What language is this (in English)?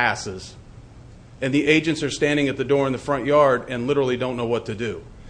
English